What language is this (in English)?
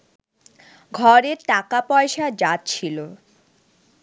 Bangla